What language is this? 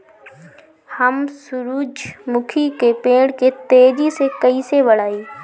Bhojpuri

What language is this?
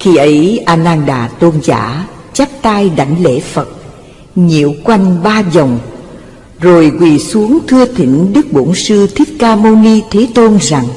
Vietnamese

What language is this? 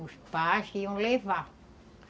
Portuguese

